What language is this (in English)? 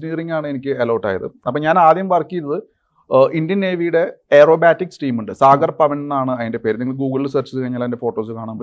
Malayalam